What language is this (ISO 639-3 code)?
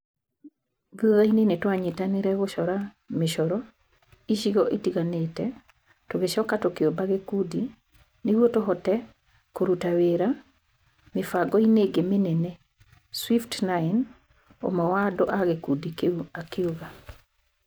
kik